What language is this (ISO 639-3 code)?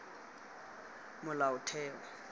tsn